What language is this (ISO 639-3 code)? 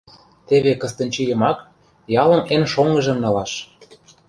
chm